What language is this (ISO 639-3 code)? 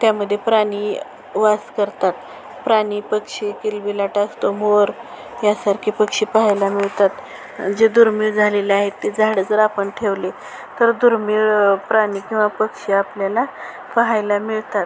mar